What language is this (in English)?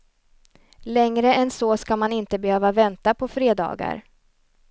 Swedish